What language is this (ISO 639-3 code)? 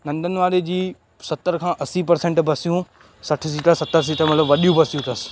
snd